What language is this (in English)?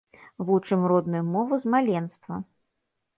Belarusian